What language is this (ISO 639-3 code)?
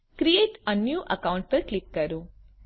guj